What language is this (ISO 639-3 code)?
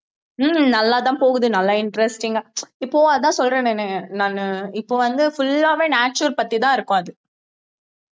tam